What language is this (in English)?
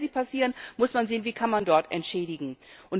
German